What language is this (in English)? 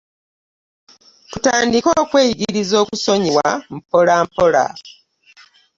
Ganda